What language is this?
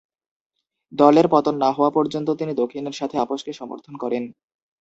Bangla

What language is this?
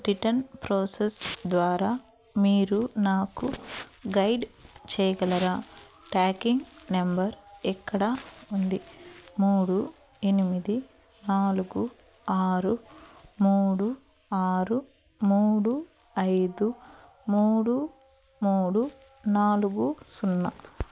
Telugu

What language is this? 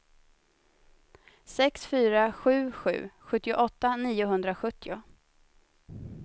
Swedish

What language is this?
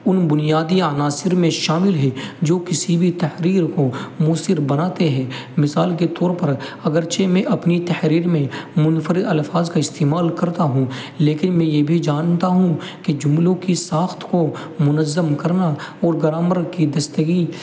Urdu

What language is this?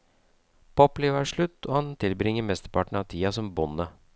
Norwegian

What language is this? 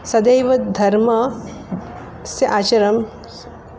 Sanskrit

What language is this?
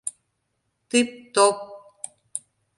Mari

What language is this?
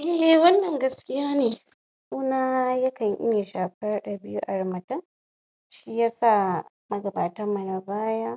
Hausa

